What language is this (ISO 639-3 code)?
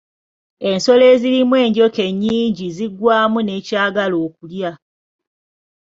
lug